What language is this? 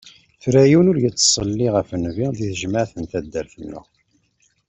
Kabyle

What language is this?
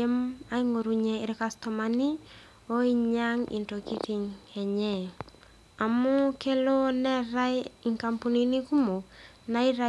Masai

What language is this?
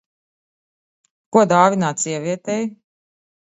Latvian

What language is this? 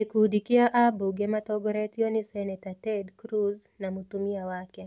Kikuyu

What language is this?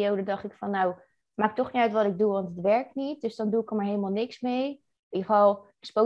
Dutch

